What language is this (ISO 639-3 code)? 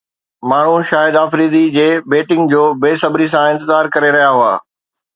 snd